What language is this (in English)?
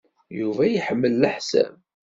Kabyle